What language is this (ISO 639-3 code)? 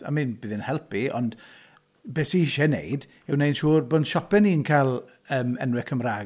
cym